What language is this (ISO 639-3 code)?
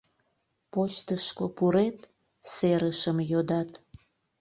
chm